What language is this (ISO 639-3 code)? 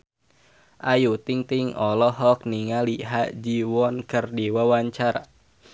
sun